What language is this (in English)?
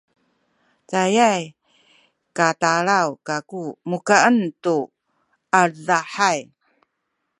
Sakizaya